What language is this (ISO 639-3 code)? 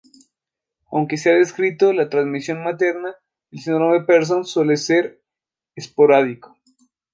spa